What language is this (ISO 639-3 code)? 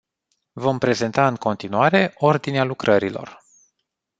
ron